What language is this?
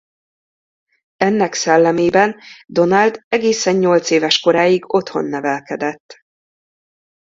Hungarian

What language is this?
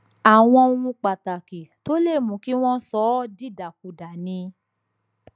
Yoruba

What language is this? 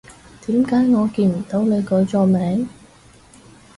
Cantonese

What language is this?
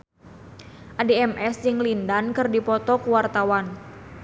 Sundanese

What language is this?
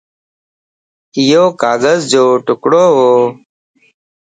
Lasi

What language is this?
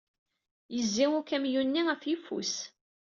Kabyle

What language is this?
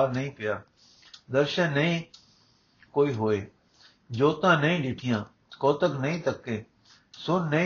Punjabi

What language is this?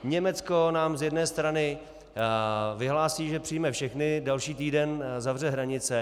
Czech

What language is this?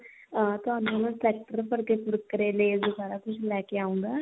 Punjabi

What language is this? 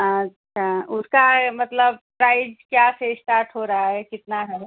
Hindi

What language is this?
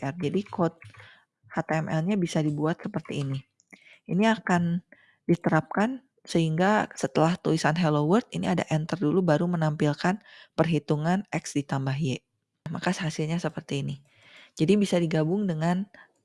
Indonesian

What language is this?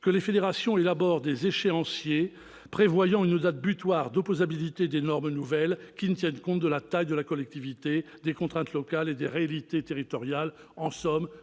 French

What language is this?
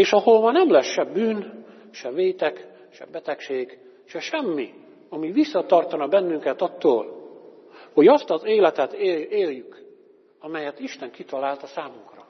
Hungarian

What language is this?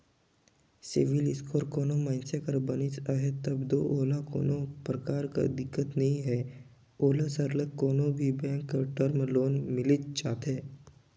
Chhattisgarhi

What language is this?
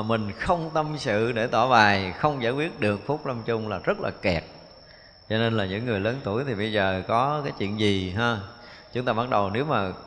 Vietnamese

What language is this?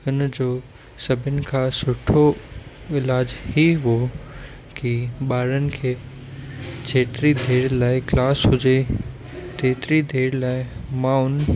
Sindhi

